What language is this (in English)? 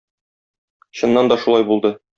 Tatar